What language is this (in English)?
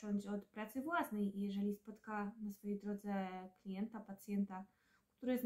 Polish